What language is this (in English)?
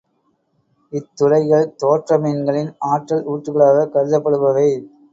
Tamil